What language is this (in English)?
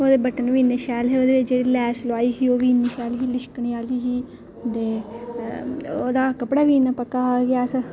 Dogri